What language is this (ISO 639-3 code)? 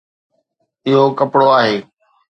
snd